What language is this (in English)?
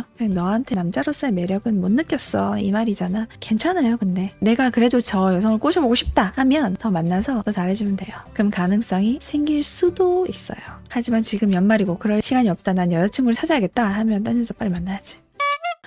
Korean